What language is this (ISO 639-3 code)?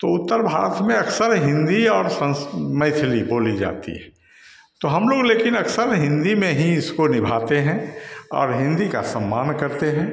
hin